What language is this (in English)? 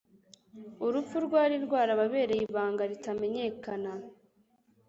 Kinyarwanda